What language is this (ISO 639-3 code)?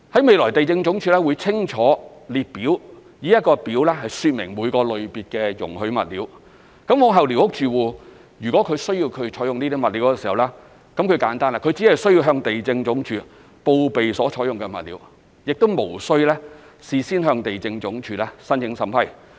yue